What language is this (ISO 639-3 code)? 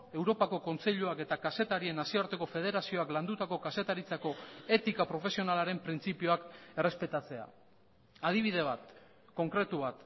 eus